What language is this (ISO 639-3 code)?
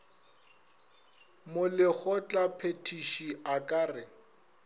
nso